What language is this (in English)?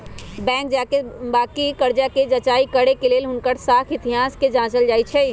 Magahi